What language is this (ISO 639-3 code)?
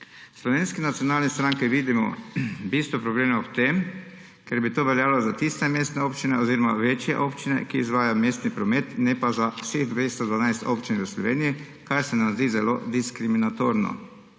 slv